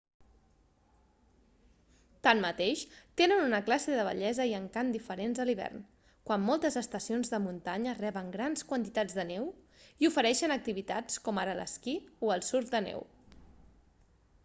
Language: Catalan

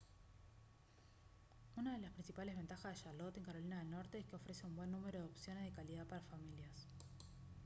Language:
Spanish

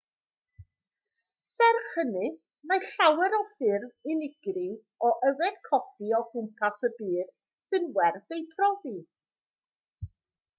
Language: Welsh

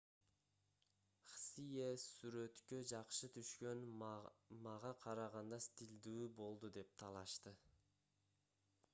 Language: Kyrgyz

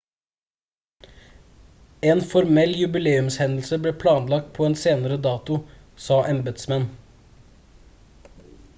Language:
Norwegian Bokmål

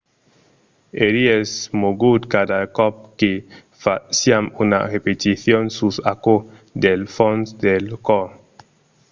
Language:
Occitan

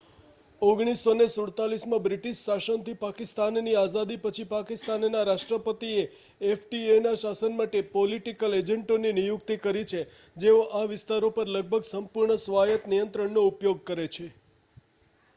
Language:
Gujarati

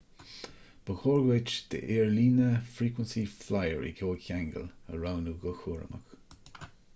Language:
Irish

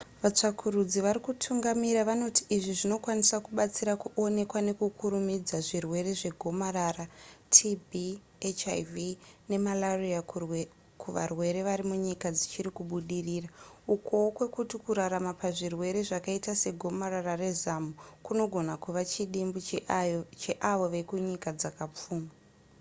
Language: Shona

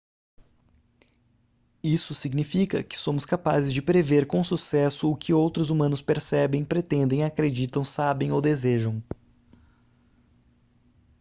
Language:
Portuguese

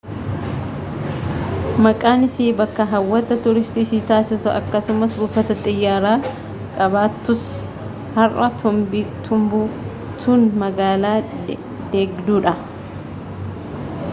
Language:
Oromo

